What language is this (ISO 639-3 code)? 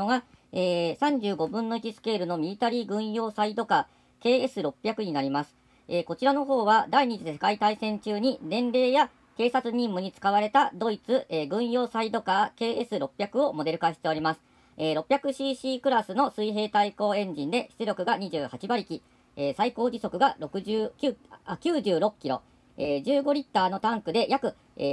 jpn